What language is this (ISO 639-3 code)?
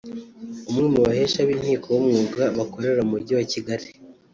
kin